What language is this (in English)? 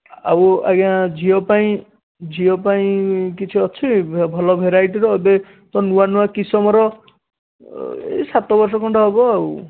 Odia